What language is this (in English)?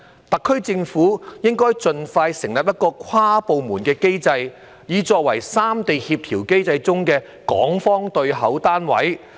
Cantonese